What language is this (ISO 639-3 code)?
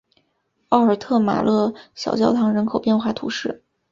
zho